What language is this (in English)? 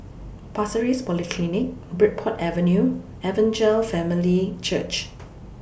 English